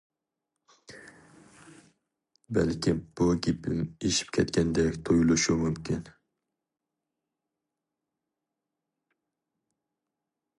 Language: Uyghur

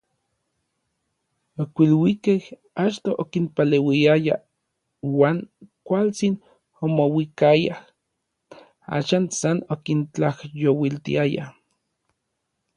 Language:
Orizaba Nahuatl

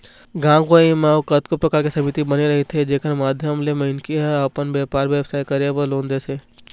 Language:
Chhattisgarhi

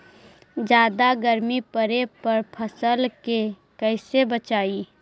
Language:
Magahi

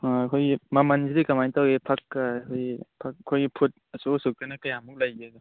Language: Manipuri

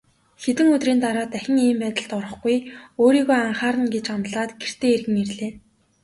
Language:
Mongolian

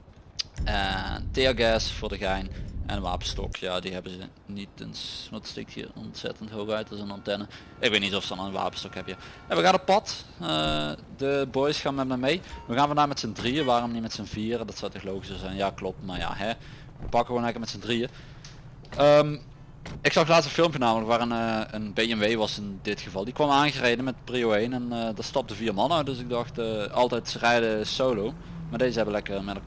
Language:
Dutch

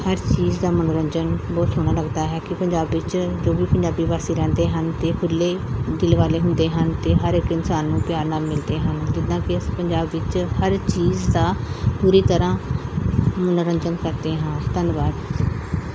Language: Punjabi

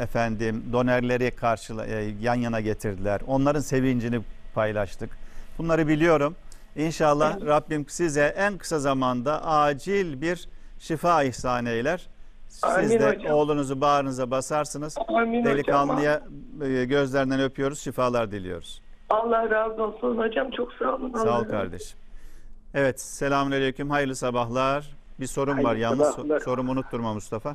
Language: Turkish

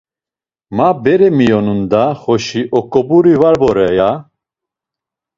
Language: Laz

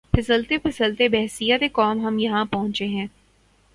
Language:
Urdu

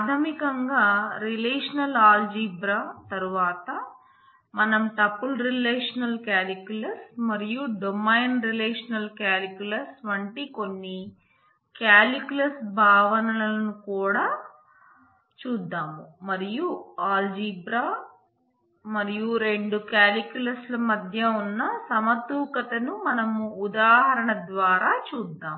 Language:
Telugu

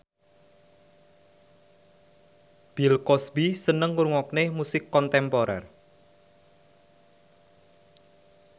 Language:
Javanese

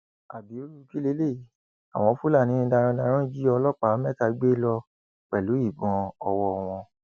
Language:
Yoruba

